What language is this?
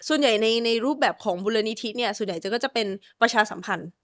Thai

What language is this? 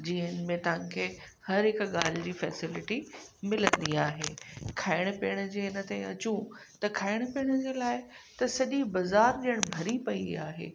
Sindhi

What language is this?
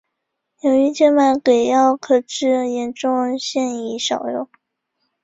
Chinese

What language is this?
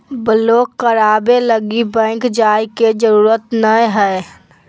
Magahi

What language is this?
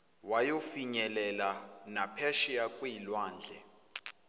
Zulu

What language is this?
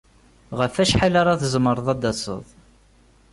Kabyle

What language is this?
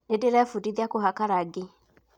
Kikuyu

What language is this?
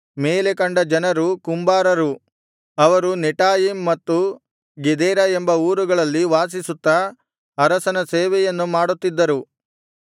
Kannada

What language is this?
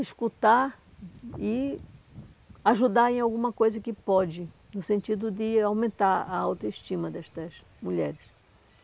Portuguese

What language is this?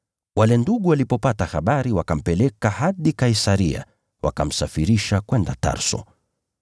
Swahili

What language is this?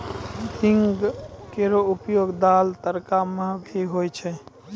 Maithili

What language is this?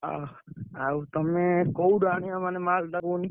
Odia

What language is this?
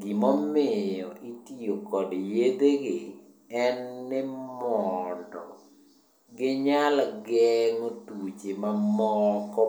Luo (Kenya and Tanzania)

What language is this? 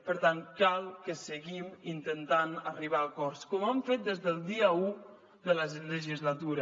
Catalan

